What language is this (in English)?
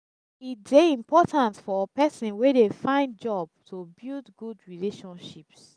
Nigerian Pidgin